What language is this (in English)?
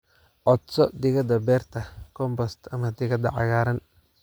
Somali